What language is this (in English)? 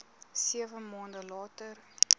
Afrikaans